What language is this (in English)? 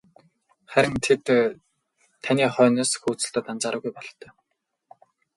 Mongolian